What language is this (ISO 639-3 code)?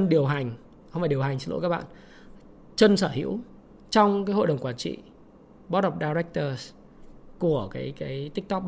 vie